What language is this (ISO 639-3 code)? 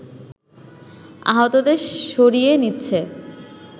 ben